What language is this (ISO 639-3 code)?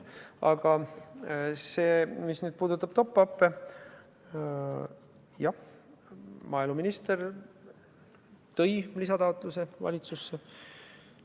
est